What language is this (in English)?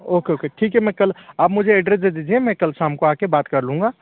Hindi